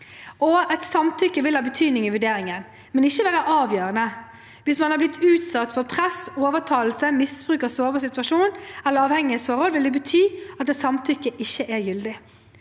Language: Norwegian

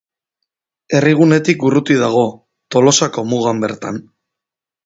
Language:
Basque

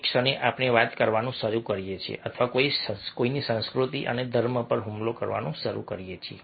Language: Gujarati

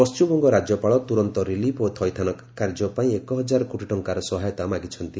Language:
Odia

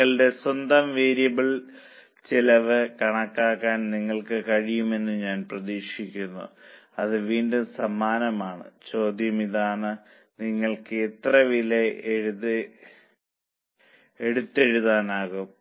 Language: Malayalam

